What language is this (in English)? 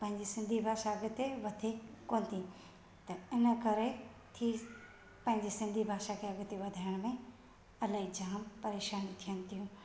Sindhi